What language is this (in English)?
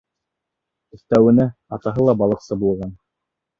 Bashkir